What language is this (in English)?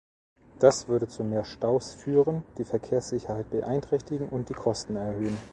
German